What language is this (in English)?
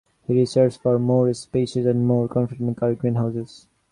English